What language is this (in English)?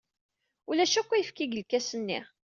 Kabyle